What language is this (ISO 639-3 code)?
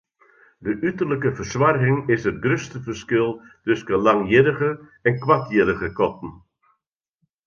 fry